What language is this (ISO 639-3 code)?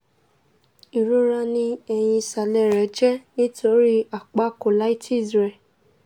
yor